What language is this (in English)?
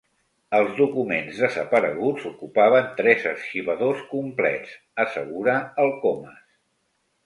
Catalan